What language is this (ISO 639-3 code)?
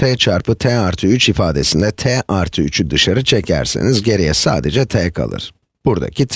tur